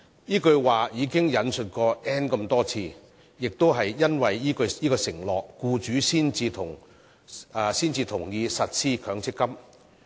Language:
Cantonese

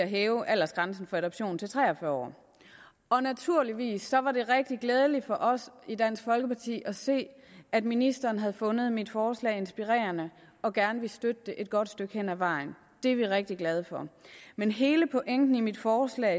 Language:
Danish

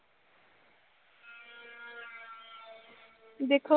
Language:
Punjabi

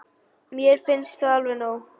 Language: Icelandic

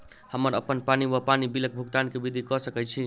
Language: Maithili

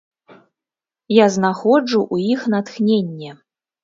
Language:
Belarusian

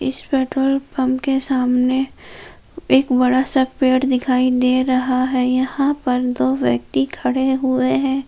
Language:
Hindi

